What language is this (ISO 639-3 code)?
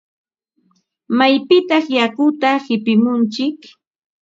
qva